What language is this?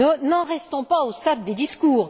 French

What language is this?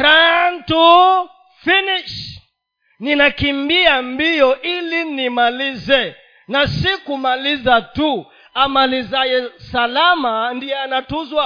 Swahili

